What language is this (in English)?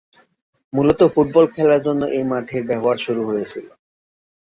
Bangla